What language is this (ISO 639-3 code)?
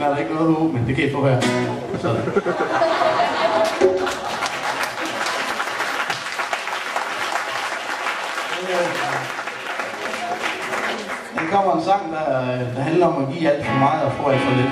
dan